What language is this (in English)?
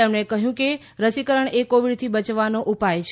Gujarati